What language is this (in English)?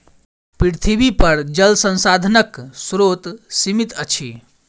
Maithili